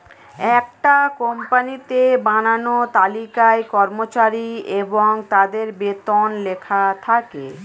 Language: Bangla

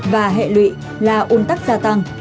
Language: Vietnamese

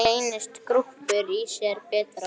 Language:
Icelandic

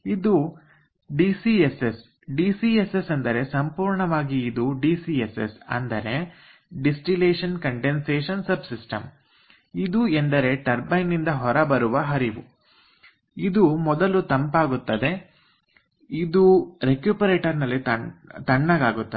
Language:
Kannada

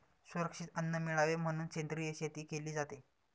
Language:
Marathi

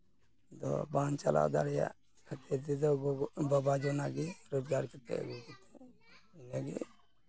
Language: Santali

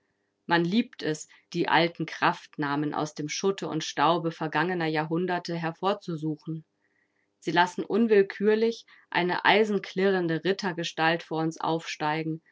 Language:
German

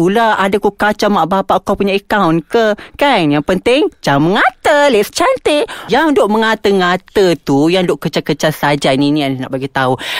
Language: Malay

